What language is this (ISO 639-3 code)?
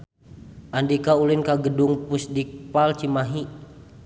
sun